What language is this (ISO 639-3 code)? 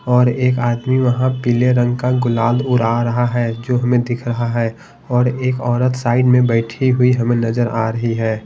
hin